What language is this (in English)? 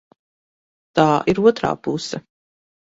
Latvian